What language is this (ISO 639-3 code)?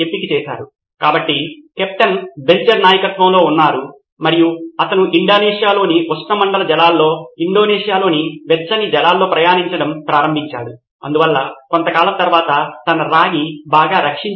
tel